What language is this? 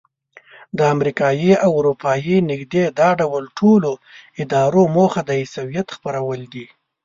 Pashto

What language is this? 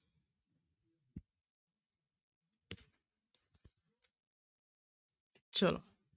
Punjabi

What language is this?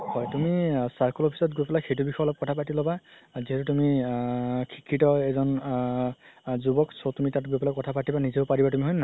Assamese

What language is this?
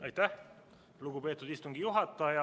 Estonian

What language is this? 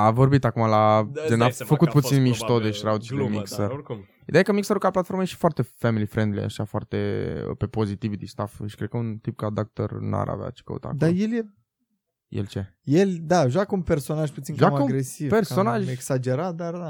Romanian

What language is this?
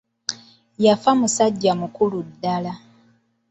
Ganda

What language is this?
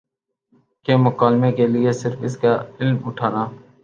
Urdu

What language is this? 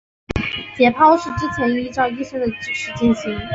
Chinese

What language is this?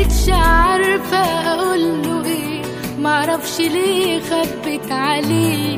Arabic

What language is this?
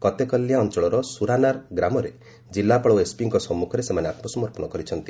Odia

